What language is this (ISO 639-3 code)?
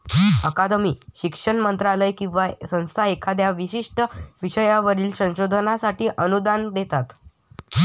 mar